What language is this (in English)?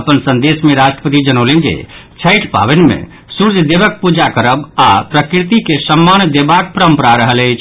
Maithili